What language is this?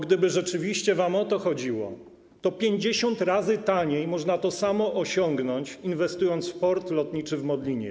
Polish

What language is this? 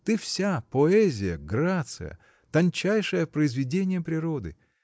Russian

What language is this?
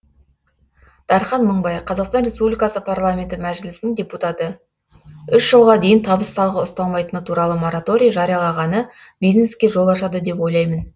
Kazakh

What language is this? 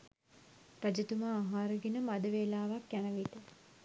Sinhala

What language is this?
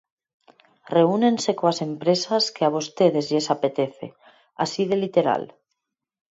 Galician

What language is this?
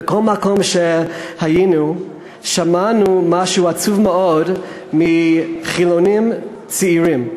Hebrew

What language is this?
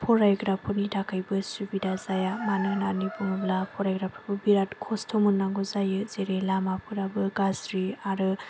Bodo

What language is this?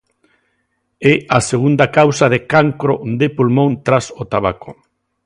Galician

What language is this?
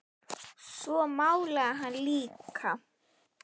Icelandic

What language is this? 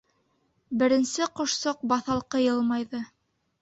Bashkir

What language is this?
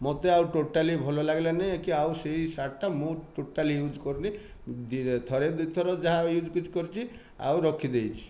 Odia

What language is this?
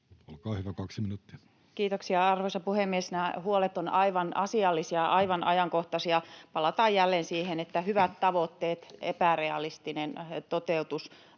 Finnish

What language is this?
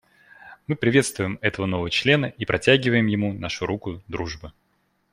Russian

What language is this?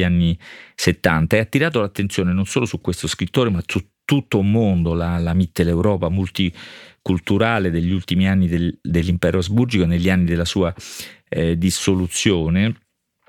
Italian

